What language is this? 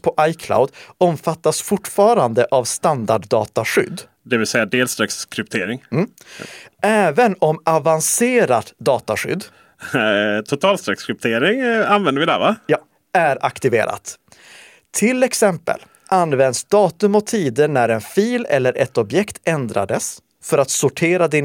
Swedish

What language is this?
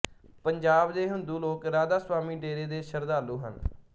Punjabi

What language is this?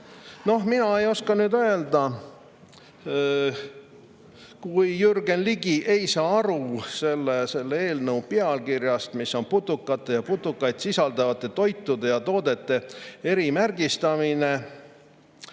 Estonian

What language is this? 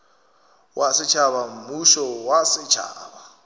Northern Sotho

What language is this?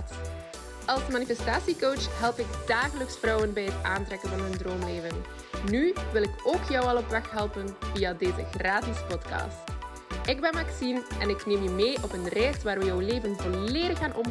Dutch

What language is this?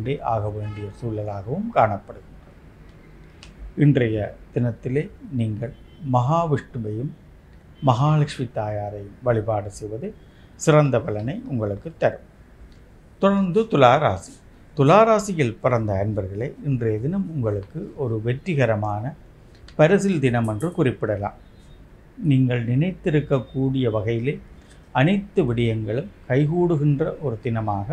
Tamil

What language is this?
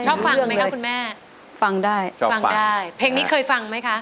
Thai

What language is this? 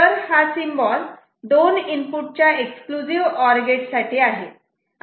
Marathi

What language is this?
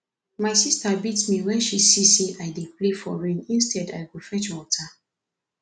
Nigerian Pidgin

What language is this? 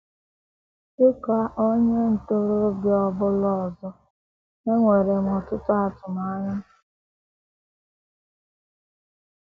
Igbo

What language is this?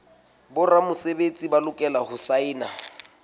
Southern Sotho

